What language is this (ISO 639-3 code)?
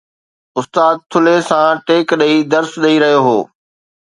snd